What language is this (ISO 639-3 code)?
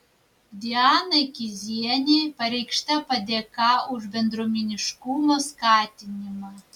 lit